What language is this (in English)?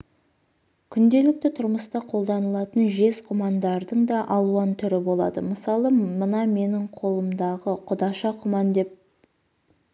Kazakh